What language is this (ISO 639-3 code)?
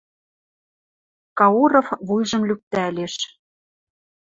mrj